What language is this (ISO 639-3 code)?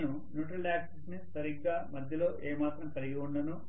tel